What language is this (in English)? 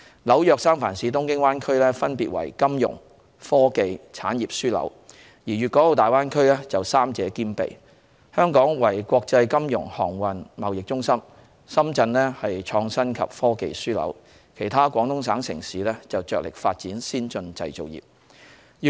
Cantonese